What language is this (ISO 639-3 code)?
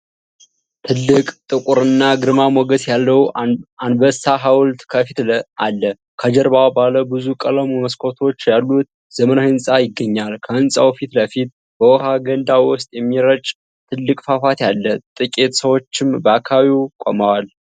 amh